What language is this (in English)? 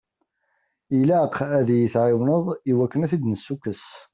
Kabyle